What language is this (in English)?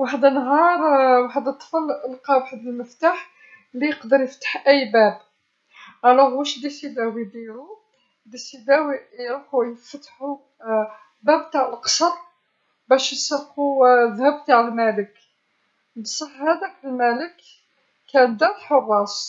Algerian Arabic